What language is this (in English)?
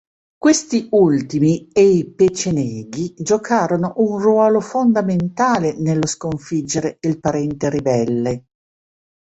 Italian